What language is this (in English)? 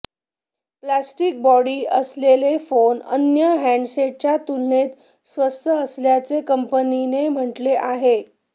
Marathi